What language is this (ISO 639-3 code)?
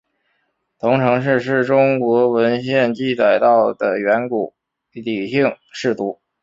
zho